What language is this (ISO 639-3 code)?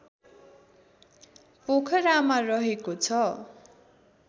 nep